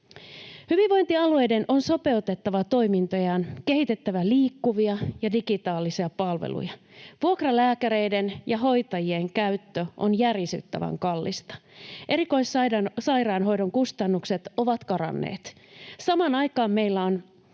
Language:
Finnish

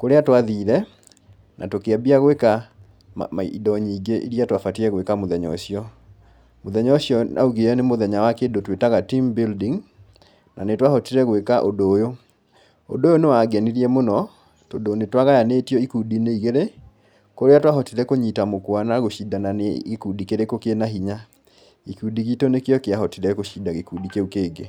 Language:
Kikuyu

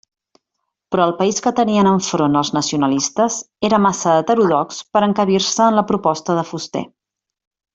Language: Catalan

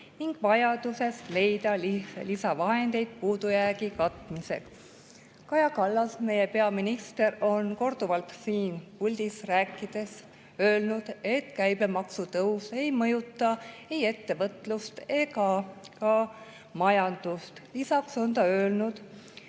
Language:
Estonian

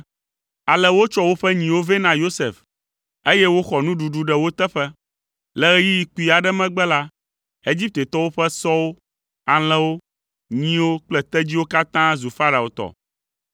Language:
Ewe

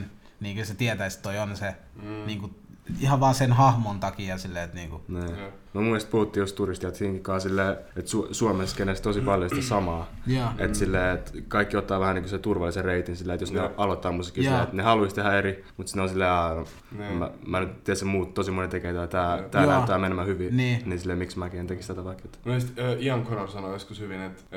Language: Finnish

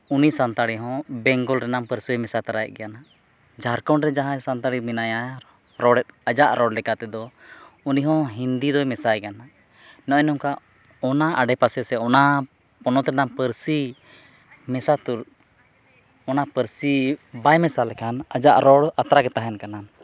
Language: Santali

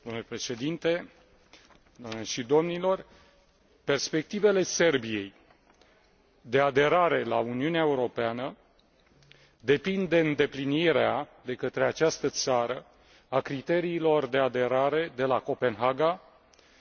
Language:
Romanian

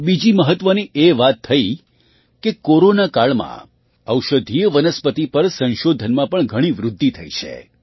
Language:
Gujarati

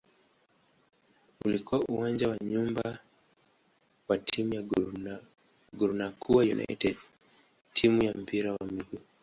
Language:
Swahili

